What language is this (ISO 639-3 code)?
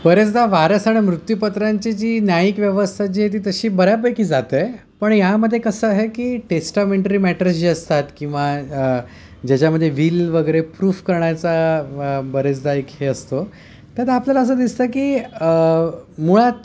mar